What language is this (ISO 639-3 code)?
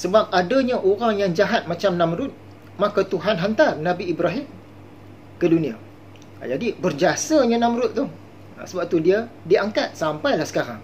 msa